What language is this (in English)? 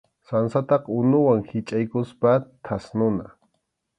Arequipa-La Unión Quechua